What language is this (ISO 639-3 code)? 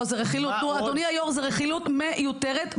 heb